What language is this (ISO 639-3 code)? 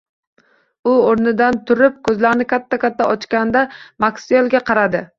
uzb